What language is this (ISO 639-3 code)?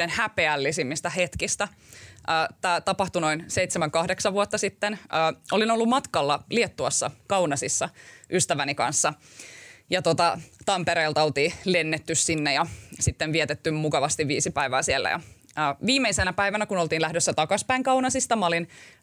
fin